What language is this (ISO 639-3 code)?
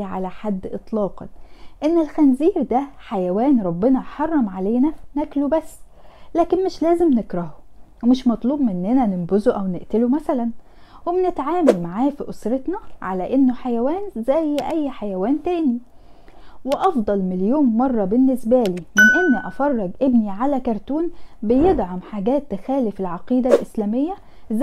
ara